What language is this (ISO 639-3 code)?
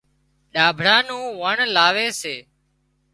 kxp